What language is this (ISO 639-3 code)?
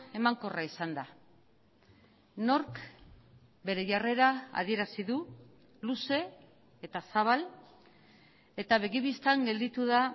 eus